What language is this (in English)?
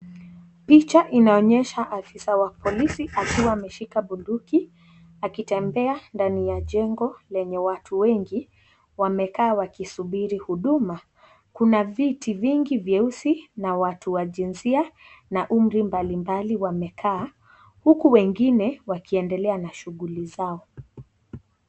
Swahili